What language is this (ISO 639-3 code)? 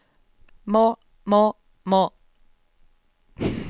nor